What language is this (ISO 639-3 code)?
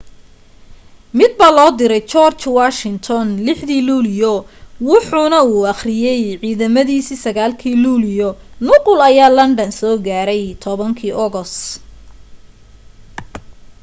som